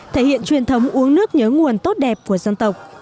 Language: Vietnamese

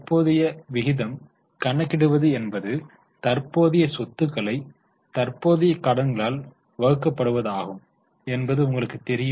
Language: Tamil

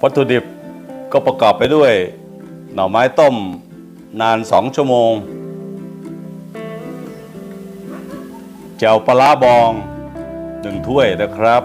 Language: Thai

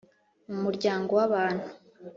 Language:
Kinyarwanda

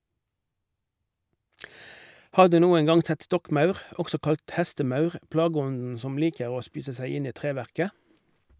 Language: Norwegian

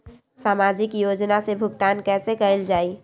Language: Magahi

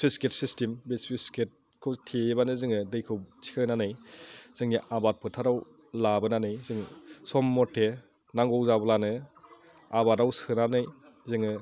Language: Bodo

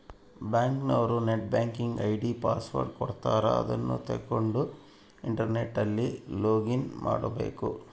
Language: Kannada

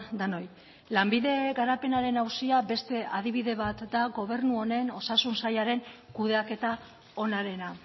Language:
Basque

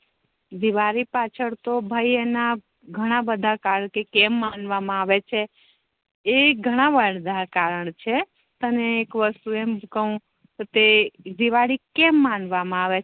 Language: Gujarati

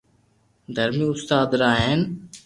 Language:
Loarki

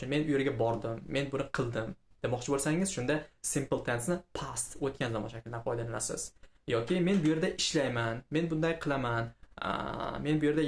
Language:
Turkish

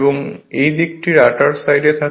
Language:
Bangla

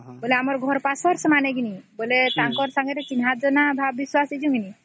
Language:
Odia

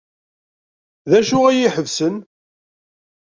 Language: Kabyle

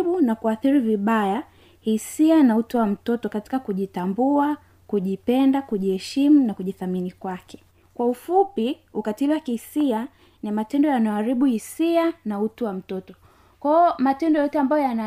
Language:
Swahili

